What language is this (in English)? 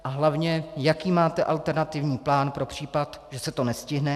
Czech